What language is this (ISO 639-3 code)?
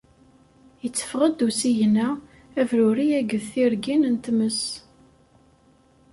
kab